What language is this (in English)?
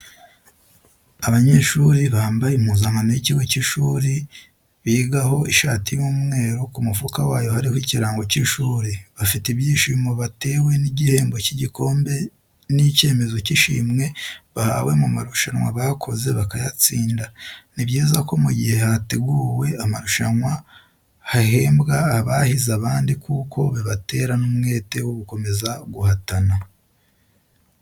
Kinyarwanda